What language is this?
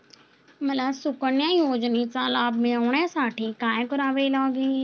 Marathi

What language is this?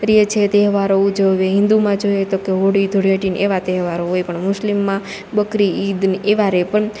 Gujarati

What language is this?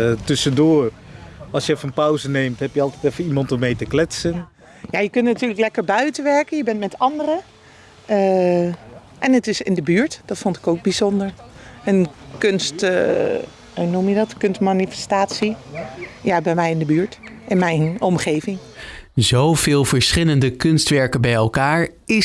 Dutch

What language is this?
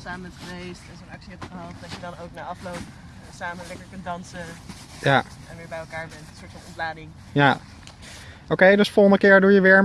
Dutch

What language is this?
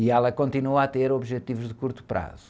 Portuguese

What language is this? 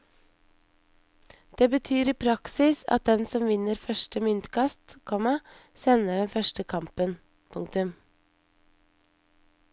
Norwegian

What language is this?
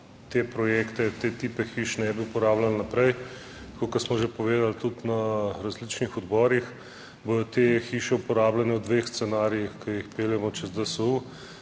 Slovenian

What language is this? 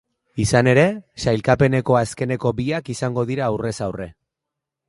Basque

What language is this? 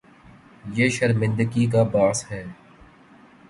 Urdu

